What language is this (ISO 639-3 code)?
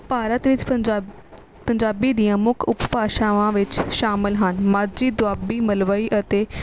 pan